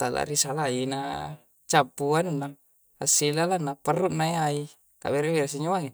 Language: Coastal Konjo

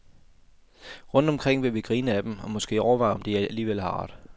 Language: Danish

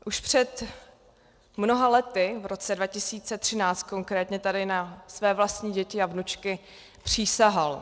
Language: Czech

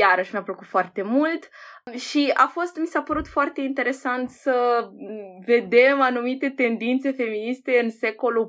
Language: Romanian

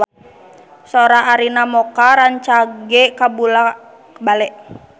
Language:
Sundanese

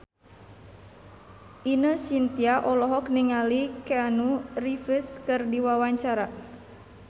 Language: Sundanese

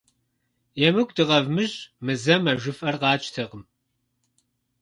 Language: Kabardian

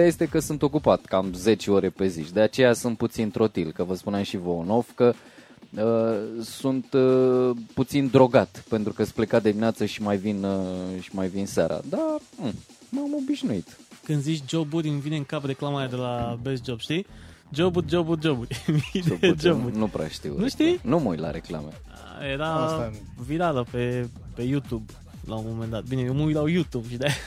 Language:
Romanian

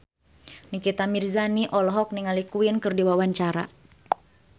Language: Sundanese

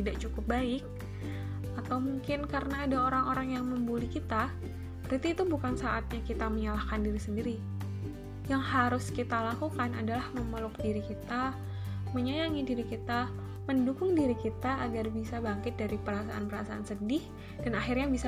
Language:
Indonesian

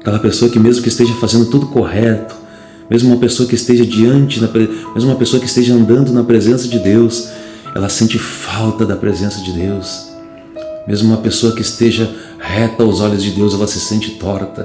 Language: Portuguese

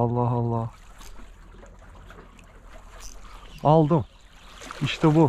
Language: Turkish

